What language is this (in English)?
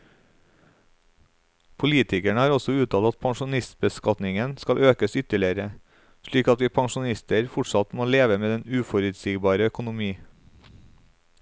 Norwegian